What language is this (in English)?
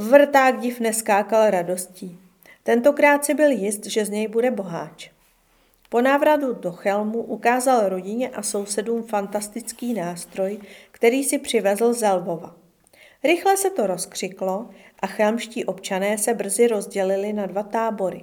Czech